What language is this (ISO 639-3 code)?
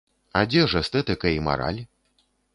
bel